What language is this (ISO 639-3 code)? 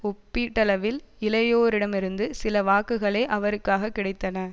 tam